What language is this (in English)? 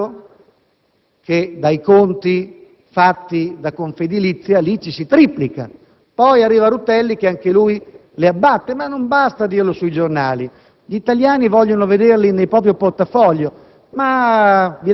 Italian